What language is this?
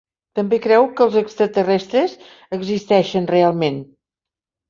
Catalan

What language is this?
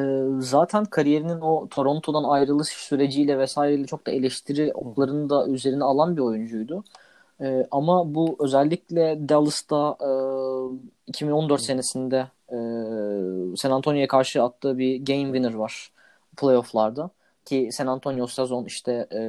Turkish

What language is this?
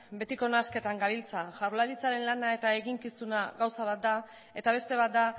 Basque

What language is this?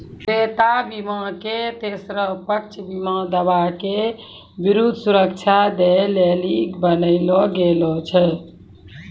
Maithili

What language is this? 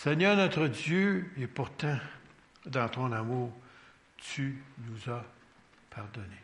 French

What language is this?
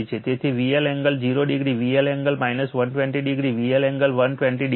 Gujarati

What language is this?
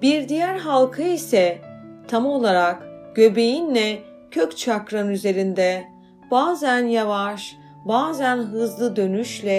Turkish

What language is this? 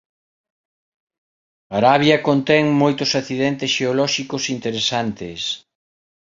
Galician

